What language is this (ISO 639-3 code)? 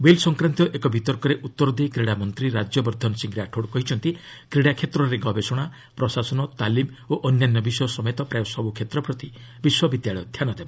ori